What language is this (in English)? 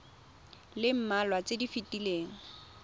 Tswana